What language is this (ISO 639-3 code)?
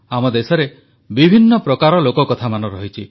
ori